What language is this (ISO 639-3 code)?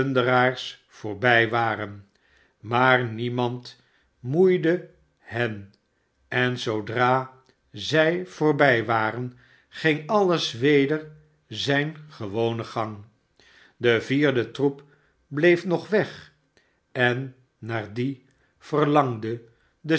nld